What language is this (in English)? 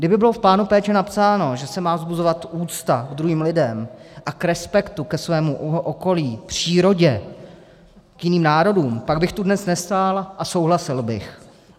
Czech